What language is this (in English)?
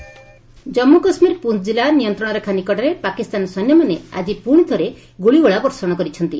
Odia